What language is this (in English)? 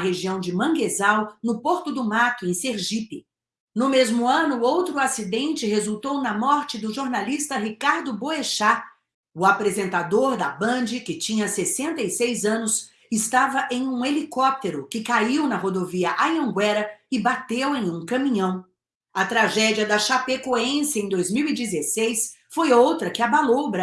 Portuguese